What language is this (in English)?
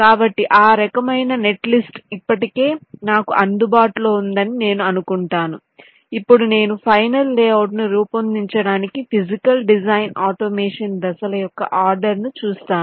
Telugu